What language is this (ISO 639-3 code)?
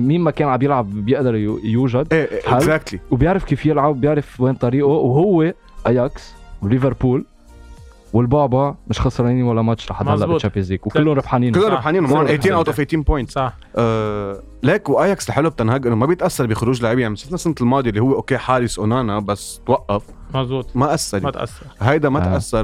ara